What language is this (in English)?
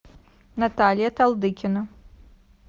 Russian